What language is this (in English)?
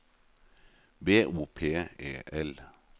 Norwegian